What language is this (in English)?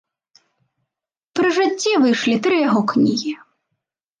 Belarusian